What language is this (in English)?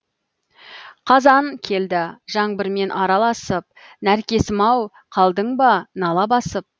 Kazakh